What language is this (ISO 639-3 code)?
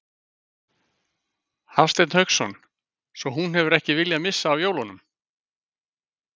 isl